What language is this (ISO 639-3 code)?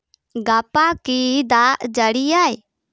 sat